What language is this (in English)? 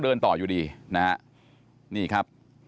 Thai